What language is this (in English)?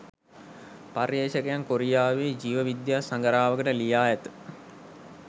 Sinhala